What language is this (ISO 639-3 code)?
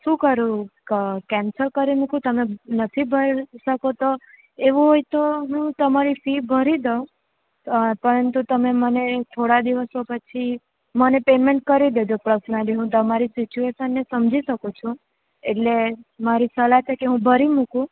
guj